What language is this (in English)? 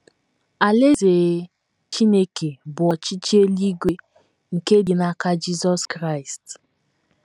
Igbo